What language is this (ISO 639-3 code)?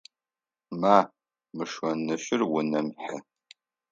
ady